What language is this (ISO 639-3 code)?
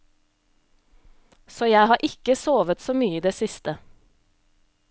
nor